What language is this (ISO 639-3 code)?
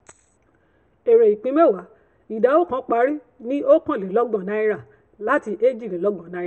yor